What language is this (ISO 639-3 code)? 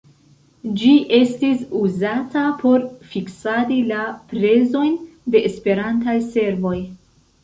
epo